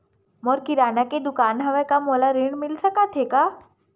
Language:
Chhattisgarhi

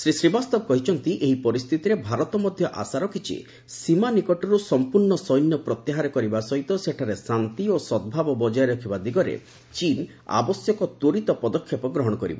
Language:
Odia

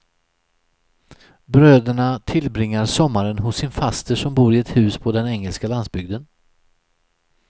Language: Swedish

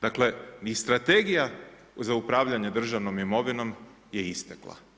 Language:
Croatian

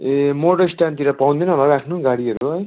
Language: Nepali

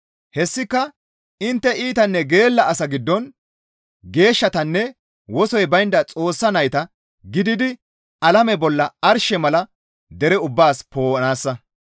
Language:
Gamo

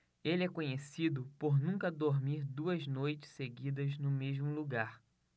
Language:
Portuguese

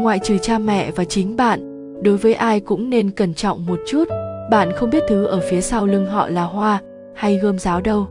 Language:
Vietnamese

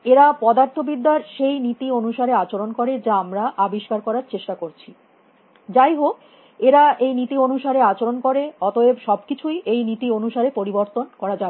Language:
Bangla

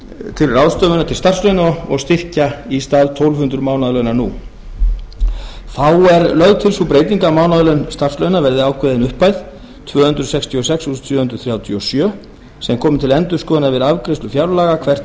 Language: Icelandic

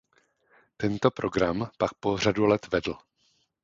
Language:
Czech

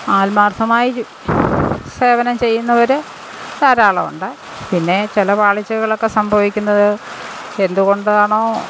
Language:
Malayalam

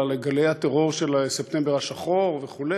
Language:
Hebrew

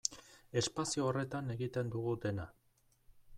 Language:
Basque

